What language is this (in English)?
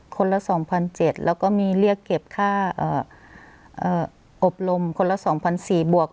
Thai